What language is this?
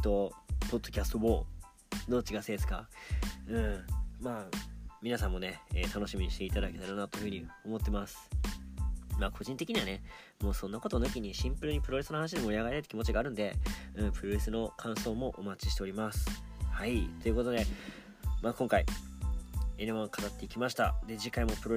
Japanese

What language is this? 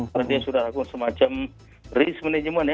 Indonesian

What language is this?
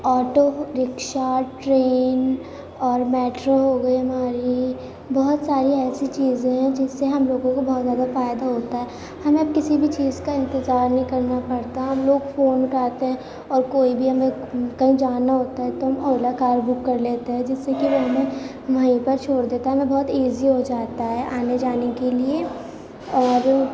Urdu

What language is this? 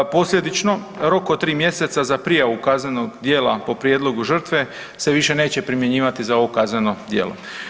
Croatian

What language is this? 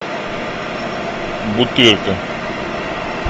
Russian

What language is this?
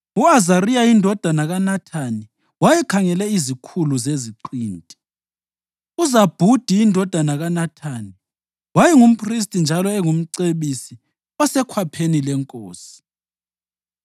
North Ndebele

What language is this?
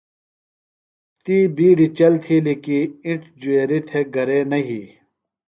Phalura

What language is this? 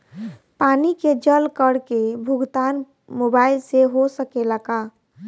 Bhojpuri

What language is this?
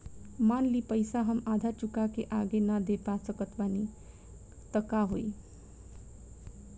Bhojpuri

